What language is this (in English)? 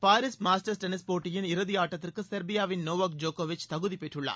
Tamil